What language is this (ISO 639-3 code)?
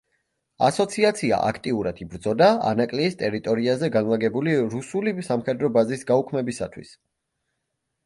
kat